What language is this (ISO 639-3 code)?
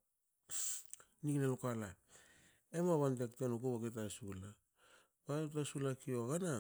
hao